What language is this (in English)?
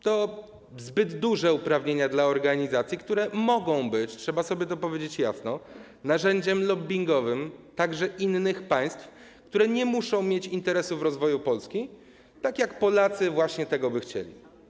Polish